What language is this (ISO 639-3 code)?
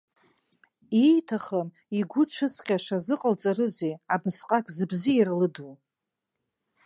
abk